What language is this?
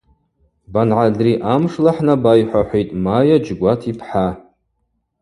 Abaza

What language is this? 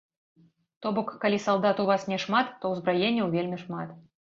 Belarusian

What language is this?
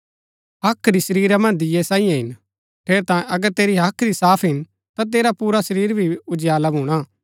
Gaddi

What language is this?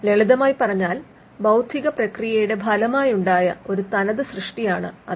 Malayalam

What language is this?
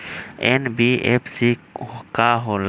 Magahi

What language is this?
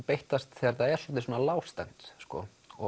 Icelandic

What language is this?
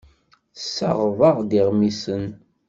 Kabyle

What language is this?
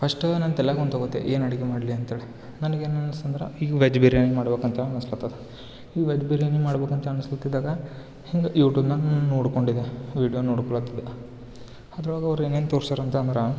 Kannada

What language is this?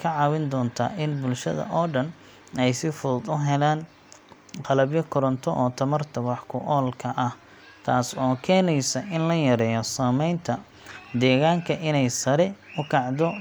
Somali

